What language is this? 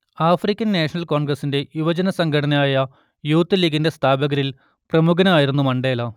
Malayalam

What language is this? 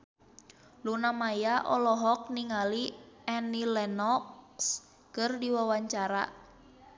Sundanese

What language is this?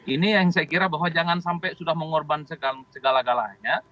Indonesian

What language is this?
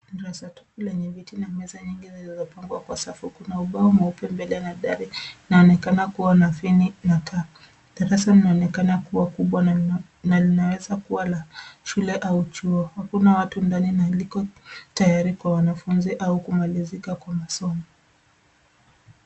Swahili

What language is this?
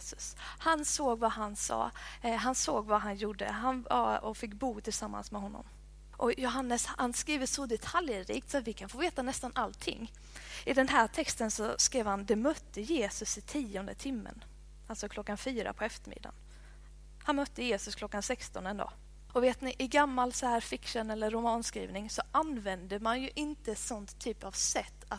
Swedish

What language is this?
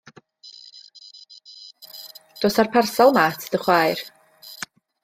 Welsh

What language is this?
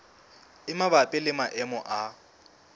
Southern Sotho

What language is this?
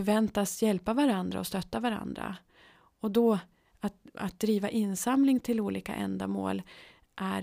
Swedish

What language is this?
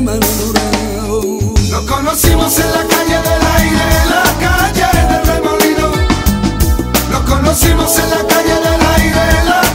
Romanian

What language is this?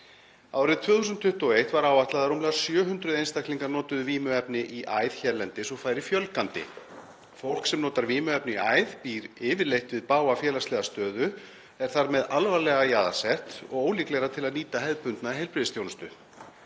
Icelandic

